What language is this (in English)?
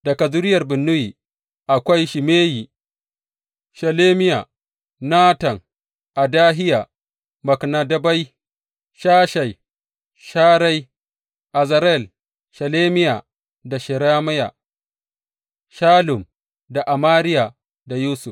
Hausa